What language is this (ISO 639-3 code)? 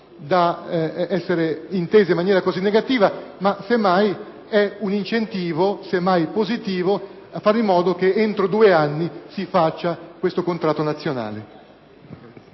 ita